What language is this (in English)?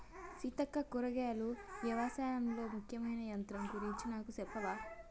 Telugu